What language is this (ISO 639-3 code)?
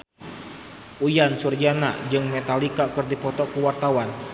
sun